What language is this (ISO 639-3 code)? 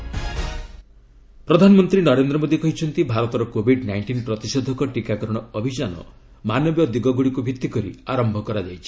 ori